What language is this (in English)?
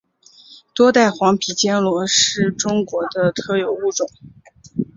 Chinese